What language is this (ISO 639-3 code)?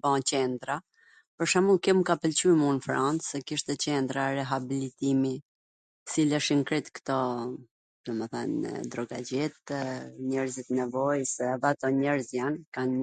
aln